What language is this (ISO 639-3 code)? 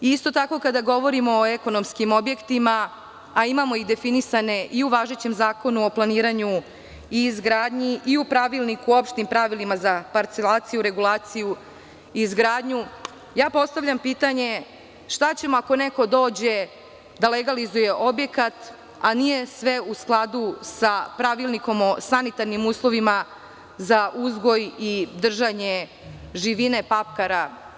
srp